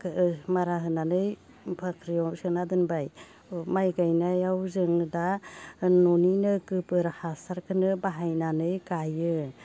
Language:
Bodo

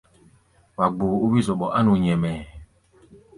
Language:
Gbaya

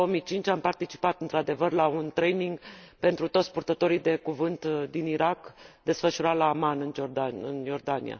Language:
Romanian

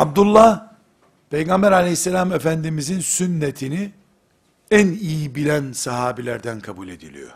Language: Turkish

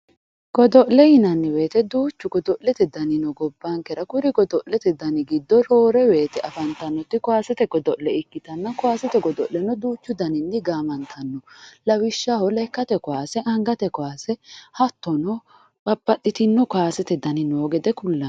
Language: Sidamo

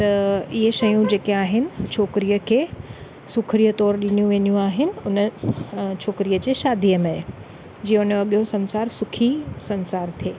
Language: Sindhi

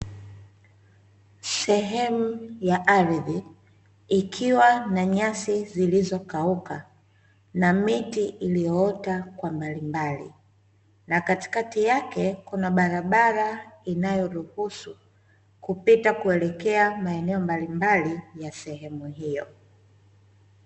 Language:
Swahili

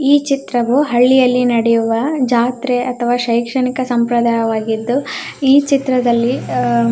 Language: Kannada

